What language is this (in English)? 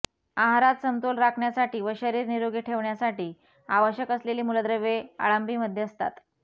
Marathi